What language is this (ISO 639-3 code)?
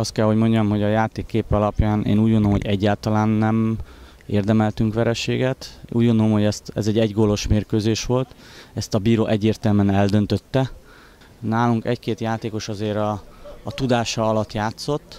hun